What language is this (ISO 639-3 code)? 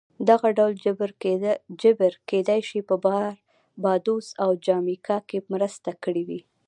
pus